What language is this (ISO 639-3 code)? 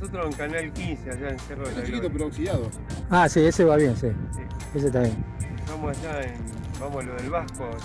spa